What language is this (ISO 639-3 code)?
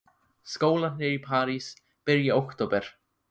isl